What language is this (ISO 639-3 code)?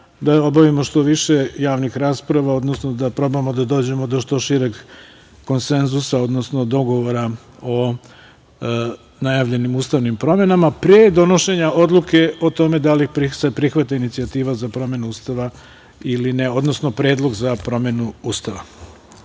srp